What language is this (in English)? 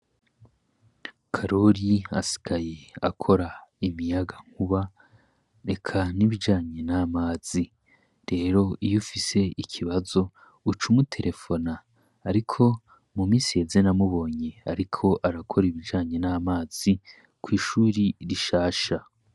Rundi